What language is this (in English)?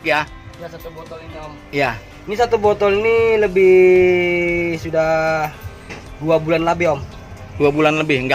Indonesian